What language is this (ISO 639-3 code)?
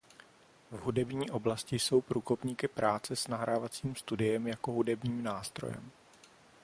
ces